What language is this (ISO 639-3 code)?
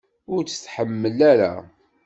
kab